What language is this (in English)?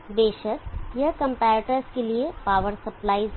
Hindi